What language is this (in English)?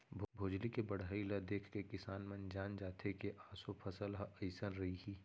Chhattisgarhi